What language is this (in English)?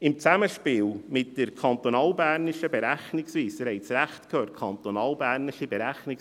Swiss German